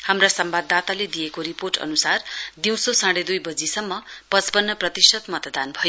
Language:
Nepali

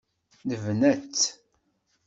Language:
Kabyle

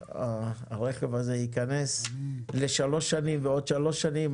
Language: Hebrew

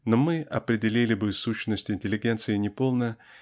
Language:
Russian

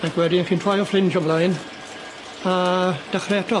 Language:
Welsh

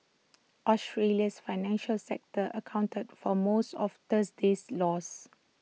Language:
English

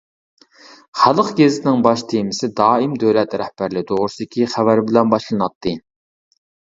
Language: Uyghur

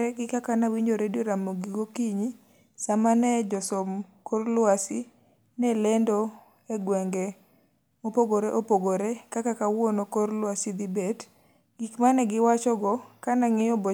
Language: Luo (Kenya and Tanzania)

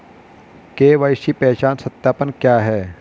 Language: Hindi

